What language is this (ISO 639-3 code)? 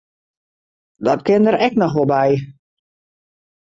fry